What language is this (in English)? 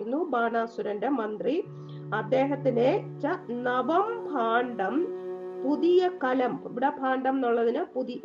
Malayalam